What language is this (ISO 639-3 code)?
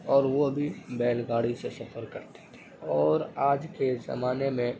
urd